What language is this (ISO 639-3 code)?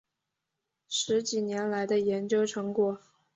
zho